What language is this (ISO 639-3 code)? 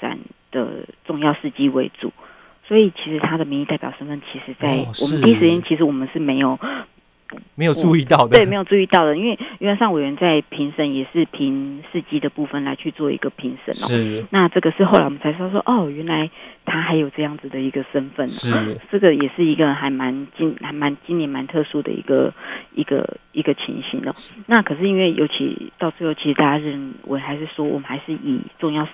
zho